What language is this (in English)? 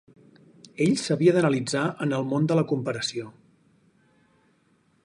Catalan